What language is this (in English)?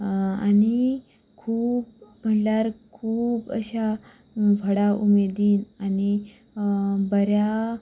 Konkani